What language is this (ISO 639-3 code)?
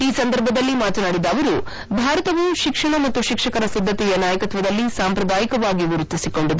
kan